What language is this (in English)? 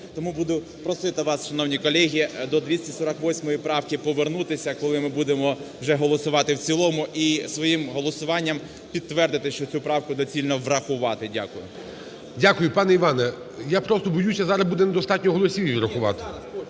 Ukrainian